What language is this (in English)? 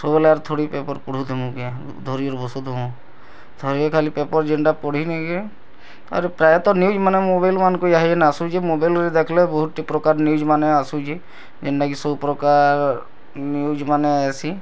Odia